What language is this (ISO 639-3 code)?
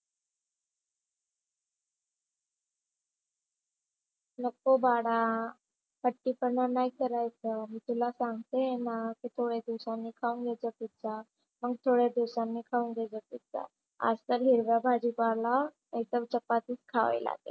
mar